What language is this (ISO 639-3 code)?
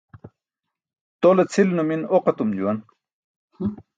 bsk